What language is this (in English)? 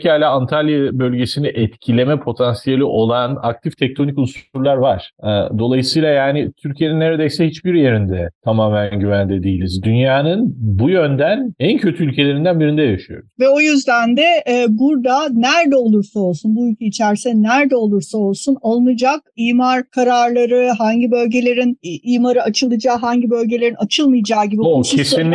Turkish